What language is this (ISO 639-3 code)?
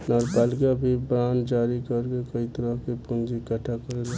bho